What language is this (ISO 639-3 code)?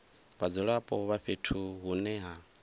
ven